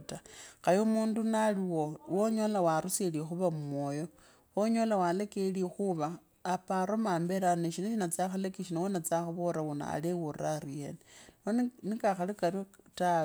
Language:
Kabras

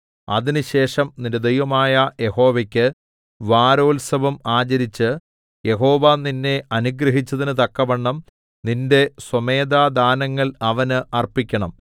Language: Malayalam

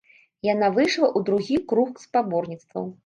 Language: Belarusian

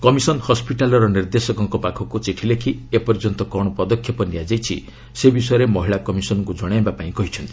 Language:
Odia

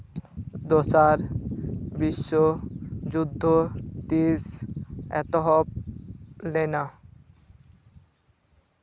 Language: Santali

